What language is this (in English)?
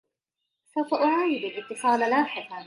Arabic